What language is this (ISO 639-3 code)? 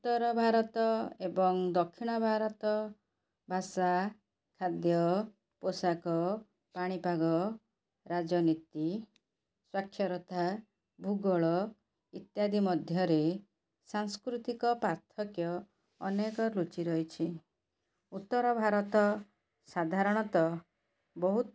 ori